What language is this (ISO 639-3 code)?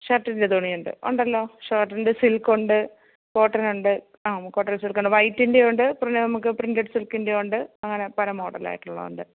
mal